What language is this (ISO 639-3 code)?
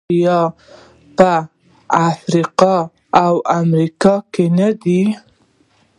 pus